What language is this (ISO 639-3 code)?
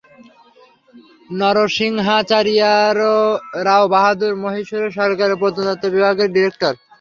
ben